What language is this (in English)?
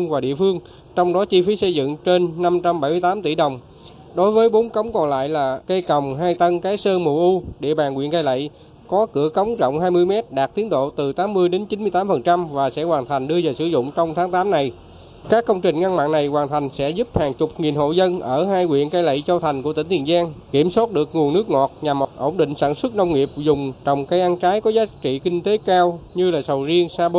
Vietnamese